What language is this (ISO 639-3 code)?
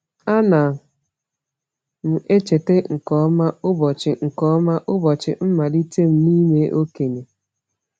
ibo